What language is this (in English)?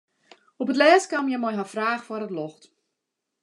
Western Frisian